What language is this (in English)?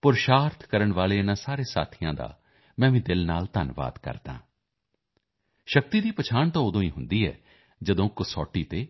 Punjabi